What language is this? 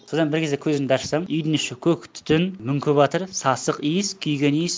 Kazakh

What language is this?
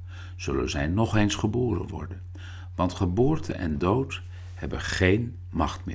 Dutch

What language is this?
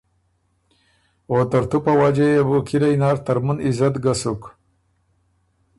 Ormuri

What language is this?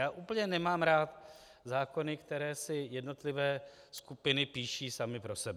Czech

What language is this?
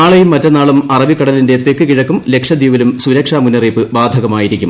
Malayalam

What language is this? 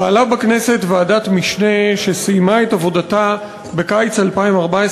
Hebrew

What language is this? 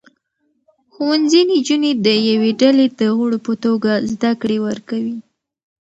Pashto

